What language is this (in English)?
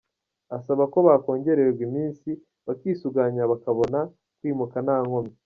Kinyarwanda